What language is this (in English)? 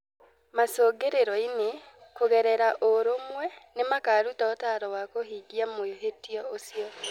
Kikuyu